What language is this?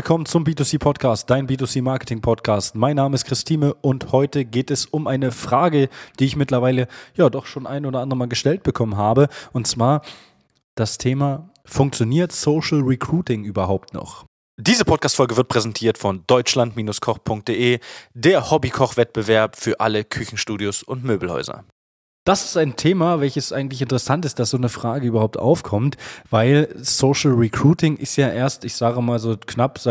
German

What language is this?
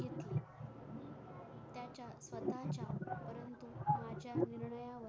Marathi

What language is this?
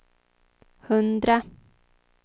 Swedish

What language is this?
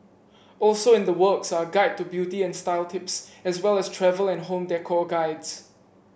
English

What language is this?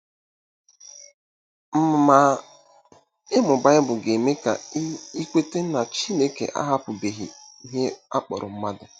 Igbo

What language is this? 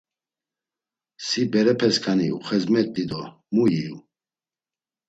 Laz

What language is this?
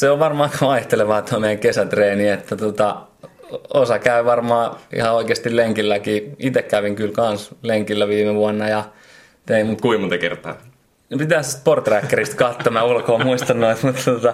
Finnish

